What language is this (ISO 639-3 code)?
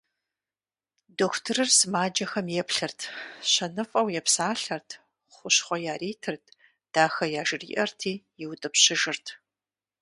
kbd